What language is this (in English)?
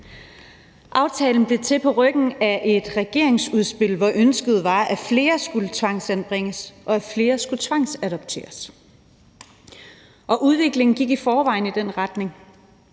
Danish